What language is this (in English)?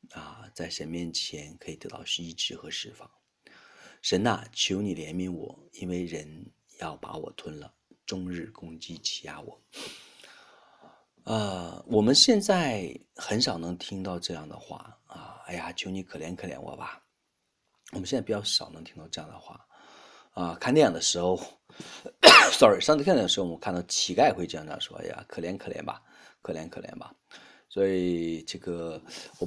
Chinese